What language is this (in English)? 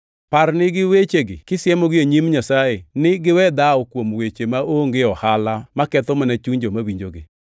Luo (Kenya and Tanzania)